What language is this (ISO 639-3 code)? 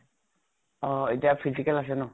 asm